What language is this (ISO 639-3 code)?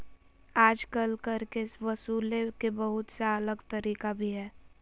mag